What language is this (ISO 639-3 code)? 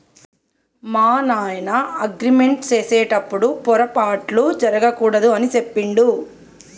tel